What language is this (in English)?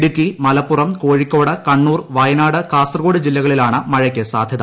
Malayalam